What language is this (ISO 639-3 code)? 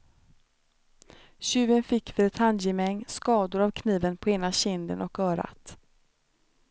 swe